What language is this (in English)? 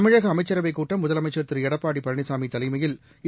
Tamil